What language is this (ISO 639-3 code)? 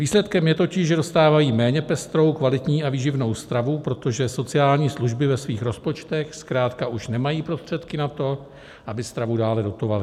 ces